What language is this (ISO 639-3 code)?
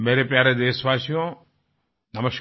hin